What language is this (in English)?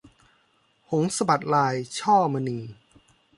Thai